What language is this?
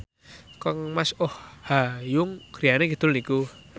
Javanese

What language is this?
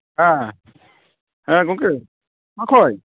Santali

